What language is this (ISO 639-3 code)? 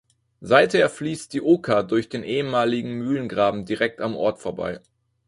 deu